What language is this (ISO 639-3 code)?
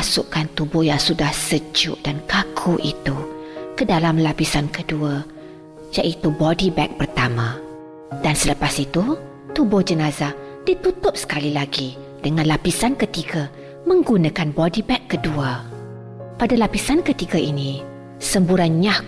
msa